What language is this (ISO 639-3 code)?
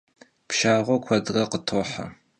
kbd